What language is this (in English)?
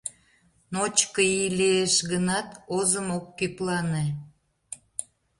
Mari